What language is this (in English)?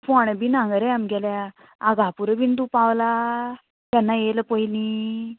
Konkani